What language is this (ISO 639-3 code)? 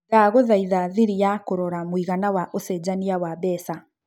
kik